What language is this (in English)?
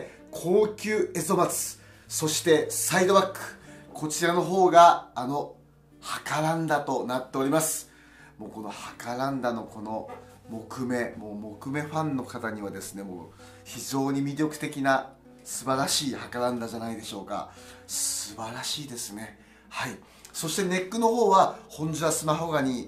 Japanese